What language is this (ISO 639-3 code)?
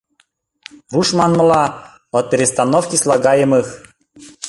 chm